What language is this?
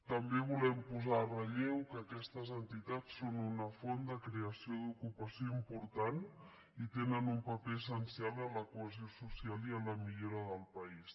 Catalan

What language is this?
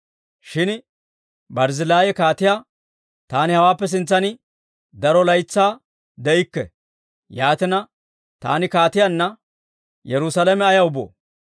Dawro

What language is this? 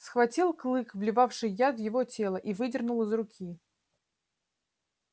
Russian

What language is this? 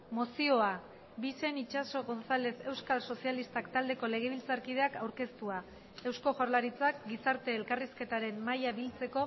Basque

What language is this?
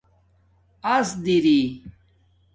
Domaaki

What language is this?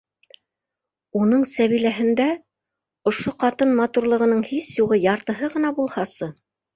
Bashkir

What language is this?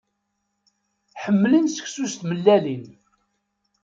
Kabyle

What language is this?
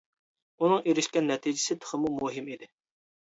Uyghur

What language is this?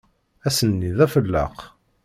Kabyle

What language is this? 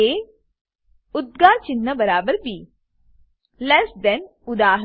Gujarati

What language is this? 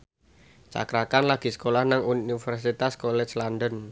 Javanese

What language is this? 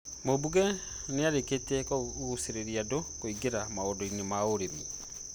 Kikuyu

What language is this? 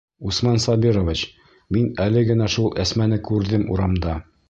Bashkir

